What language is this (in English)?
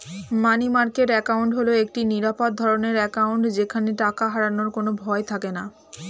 Bangla